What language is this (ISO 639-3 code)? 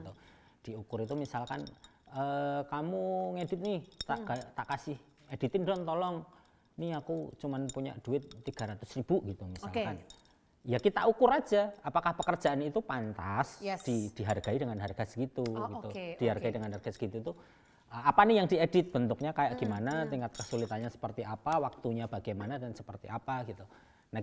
ind